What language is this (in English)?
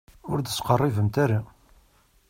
Kabyle